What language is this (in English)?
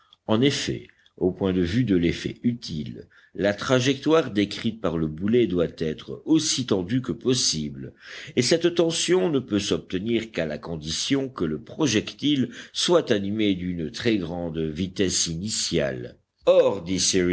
French